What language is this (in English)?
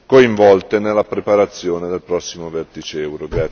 Italian